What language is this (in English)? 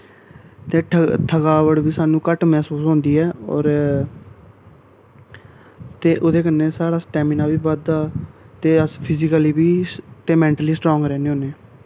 Dogri